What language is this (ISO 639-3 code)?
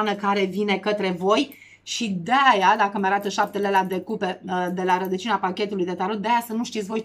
ron